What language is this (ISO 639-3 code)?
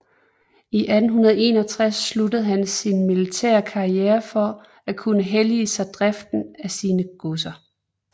dan